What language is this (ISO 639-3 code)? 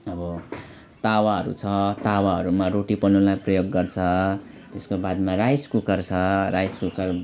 nep